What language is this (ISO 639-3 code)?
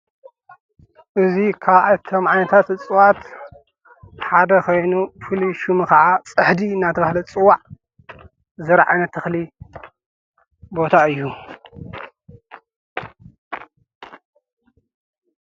tir